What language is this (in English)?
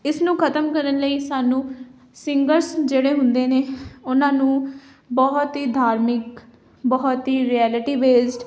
Punjabi